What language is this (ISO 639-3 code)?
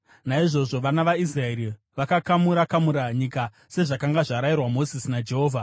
sna